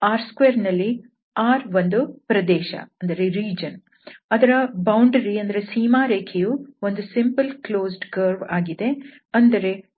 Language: Kannada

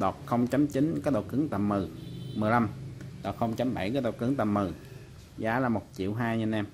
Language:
Vietnamese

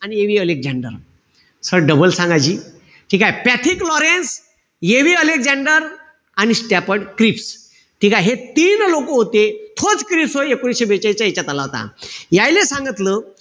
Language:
Marathi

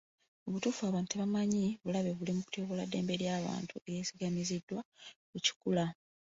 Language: Ganda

